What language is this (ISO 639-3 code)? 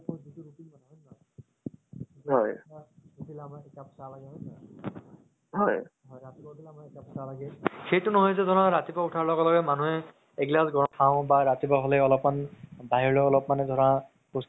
asm